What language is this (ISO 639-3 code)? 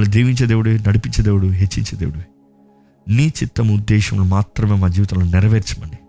tel